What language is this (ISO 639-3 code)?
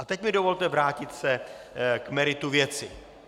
ces